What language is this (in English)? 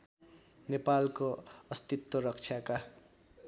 Nepali